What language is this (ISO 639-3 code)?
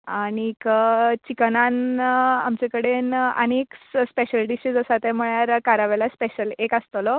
kok